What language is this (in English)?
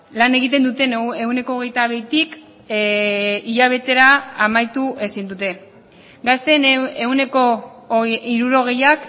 Basque